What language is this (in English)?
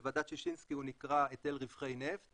Hebrew